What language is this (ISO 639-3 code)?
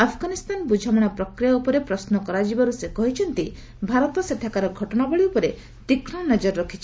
ori